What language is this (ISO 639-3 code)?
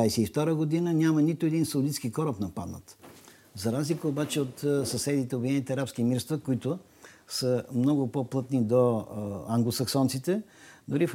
bul